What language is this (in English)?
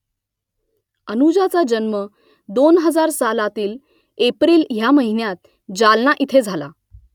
Marathi